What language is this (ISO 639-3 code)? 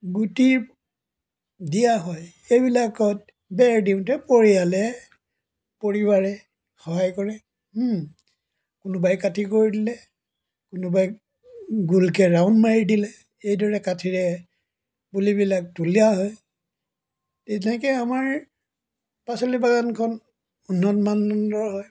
asm